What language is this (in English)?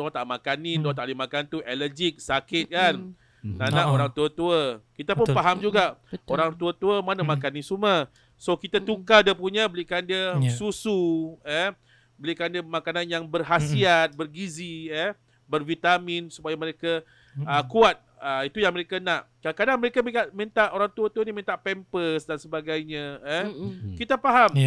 Malay